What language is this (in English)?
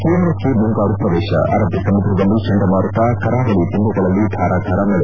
Kannada